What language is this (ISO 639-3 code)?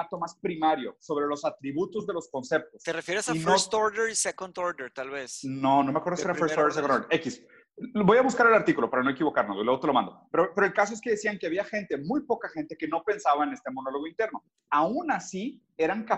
spa